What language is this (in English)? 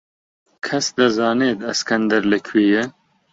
Central Kurdish